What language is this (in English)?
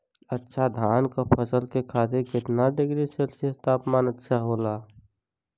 Bhojpuri